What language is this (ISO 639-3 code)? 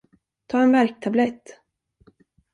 swe